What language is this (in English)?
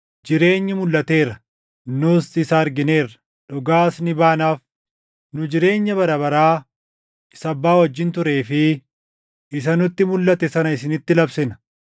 Oromo